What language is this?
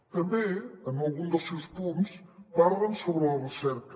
Catalan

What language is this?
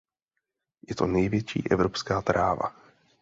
Czech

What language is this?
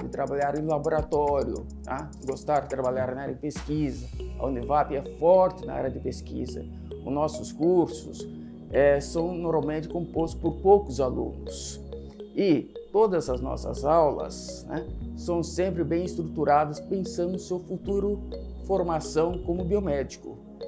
Portuguese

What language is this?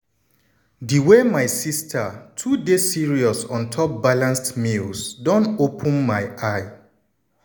Nigerian Pidgin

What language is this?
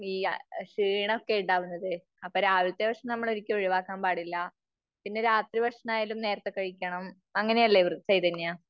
Malayalam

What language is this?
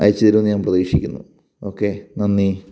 Malayalam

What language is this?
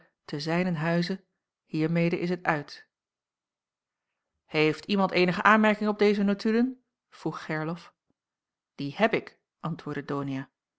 Dutch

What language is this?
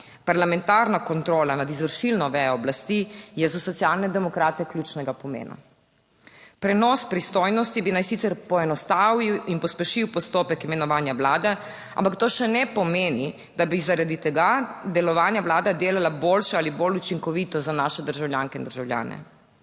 Slovenian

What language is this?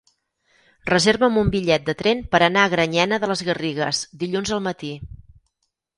Catalan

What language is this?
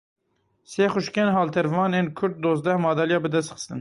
Kurdish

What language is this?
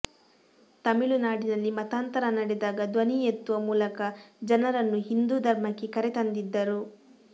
Kannada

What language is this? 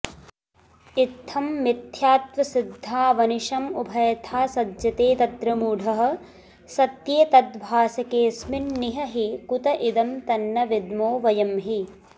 Sanskrit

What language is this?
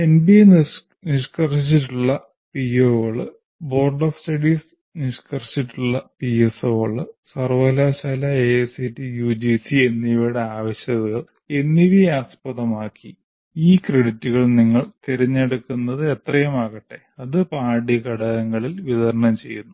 Malayalam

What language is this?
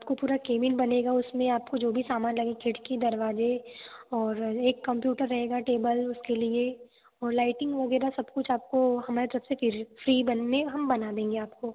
Hindi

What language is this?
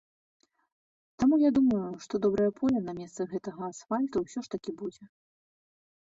Belarusian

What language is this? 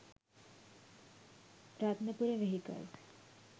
Sinhala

